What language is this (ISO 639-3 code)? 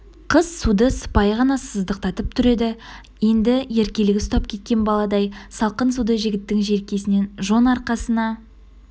kaz